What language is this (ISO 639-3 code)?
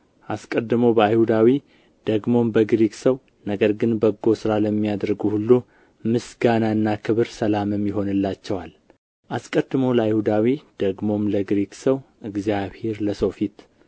amh